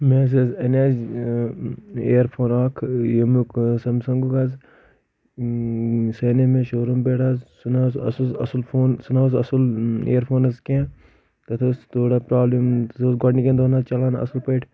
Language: Kashmiri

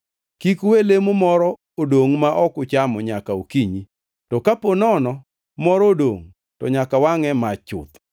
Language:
Luo (Kenya and Tanzania)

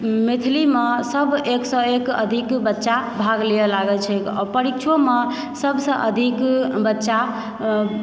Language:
Maithili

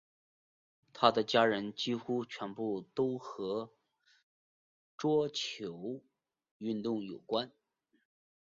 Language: Chinese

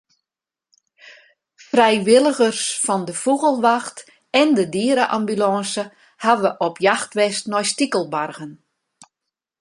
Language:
Western Frisian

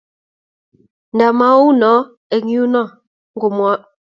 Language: Kalenjin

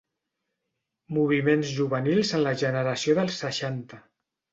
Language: Catalan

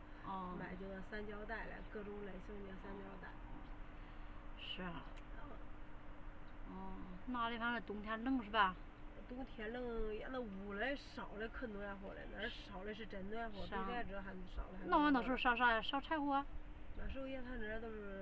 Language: Chinese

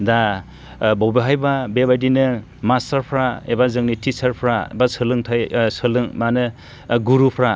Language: Bodo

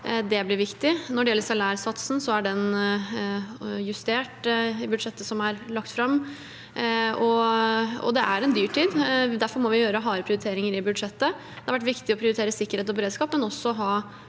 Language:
Norwegian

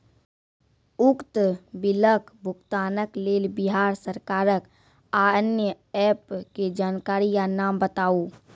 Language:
Maithili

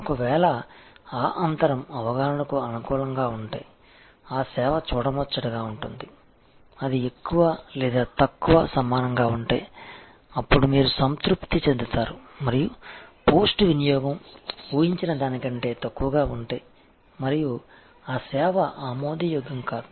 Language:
Telugu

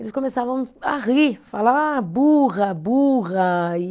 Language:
Portuguese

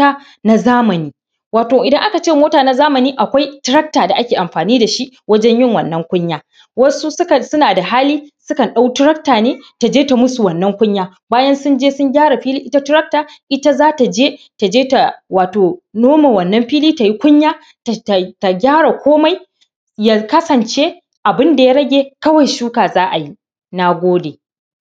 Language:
Hausa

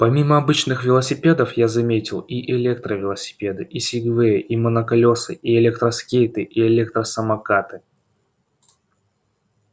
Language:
Russian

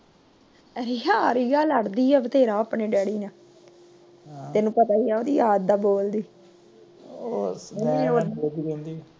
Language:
Punjabi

